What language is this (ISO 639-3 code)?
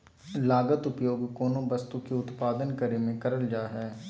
mag